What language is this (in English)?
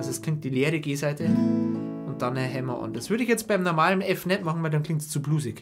German